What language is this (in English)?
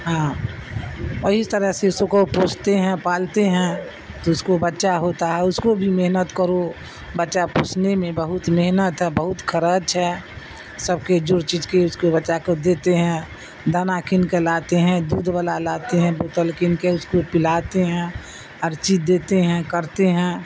Urdu